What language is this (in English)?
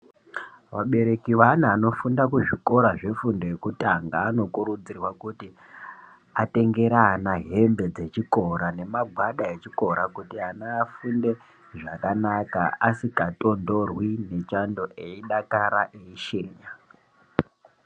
Ndau